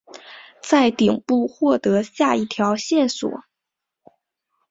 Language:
Chinese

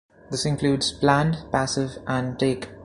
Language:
English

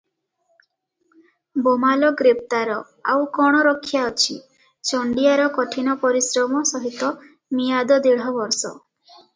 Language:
Odia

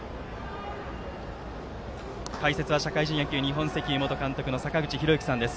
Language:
Japanese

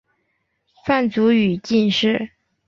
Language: Chinese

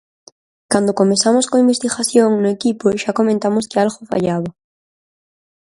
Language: Galician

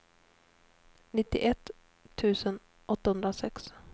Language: Swedish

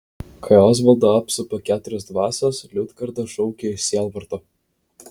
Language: Lithuanian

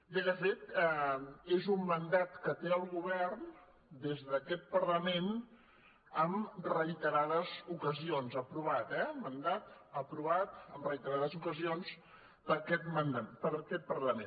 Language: Catalan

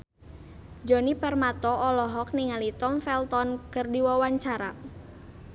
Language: Sundanese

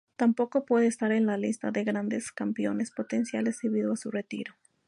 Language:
Spanish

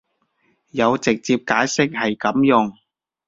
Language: Cantonese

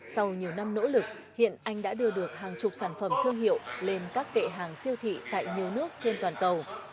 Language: Vietnamese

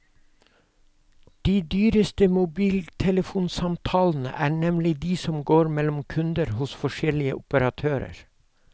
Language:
Norwegian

